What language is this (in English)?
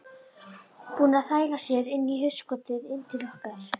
Icelandic